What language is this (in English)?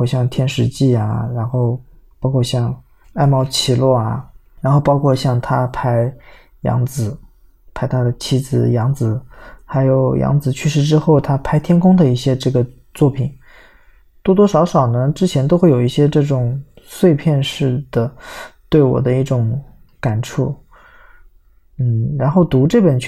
Chinese